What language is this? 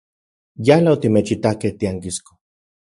Central Puebla Nahuatl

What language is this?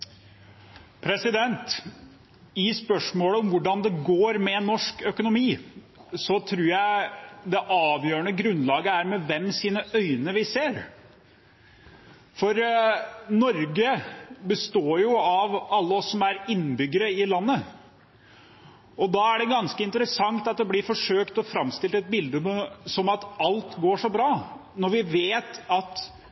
Norwegian Bokmål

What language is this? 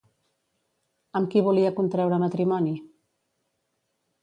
Catalan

